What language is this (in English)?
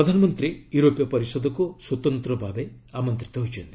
Odia